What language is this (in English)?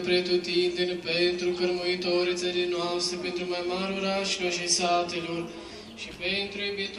Greek